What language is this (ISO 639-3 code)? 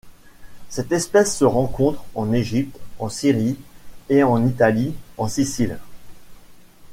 fra